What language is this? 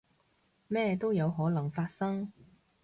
Cantonese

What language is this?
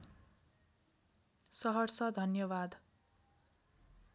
Nepali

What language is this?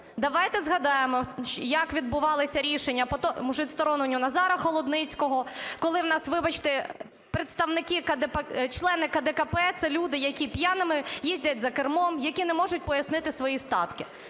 Ukrainian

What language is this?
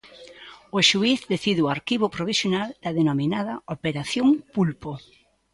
Galician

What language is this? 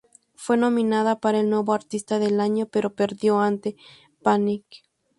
Spanish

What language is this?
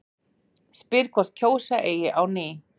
Icelandic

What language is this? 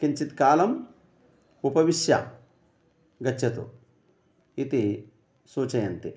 Sanskrit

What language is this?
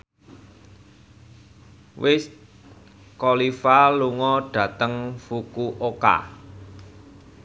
Javanese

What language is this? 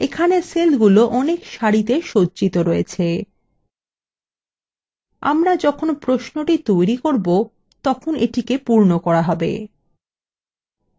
Bangla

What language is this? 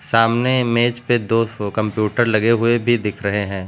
Hindi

